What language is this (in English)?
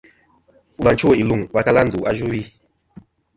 Kom